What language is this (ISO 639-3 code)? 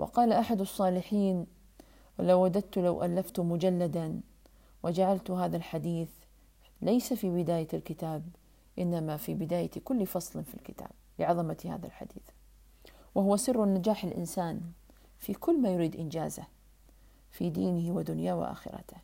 ara